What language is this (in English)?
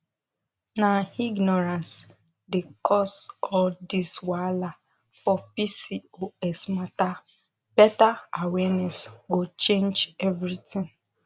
Nigerian Pidgin